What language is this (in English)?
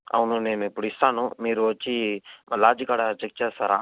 Telugu